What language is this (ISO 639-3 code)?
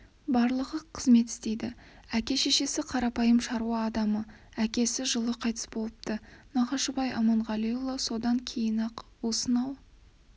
kaz